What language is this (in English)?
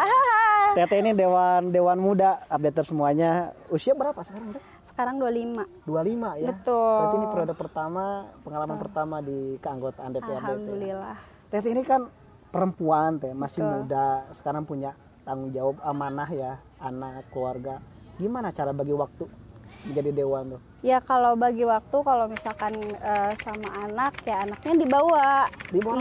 Indonesian